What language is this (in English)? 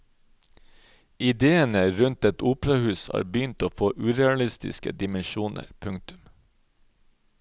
Norwegian